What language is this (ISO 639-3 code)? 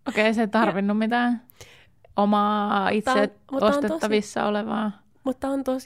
fin